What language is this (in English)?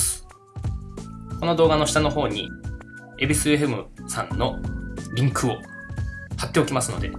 Japanese